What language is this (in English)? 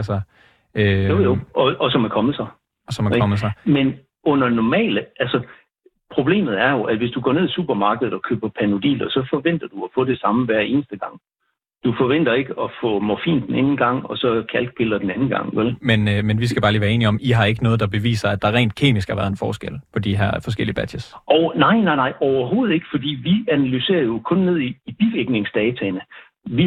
Danish